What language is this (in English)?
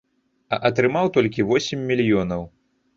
Belarusian